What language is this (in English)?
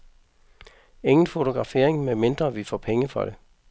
Danish